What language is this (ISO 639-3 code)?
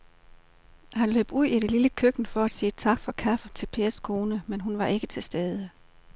dan